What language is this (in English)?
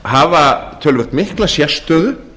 Icelandic